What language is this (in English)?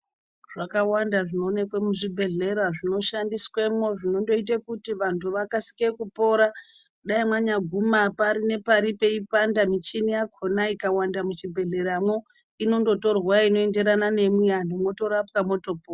Ndau